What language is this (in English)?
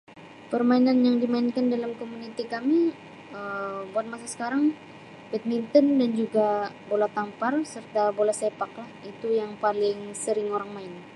Sabah Malay